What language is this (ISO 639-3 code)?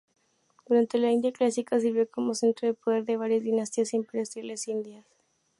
spa